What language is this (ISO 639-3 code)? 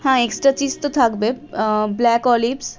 ben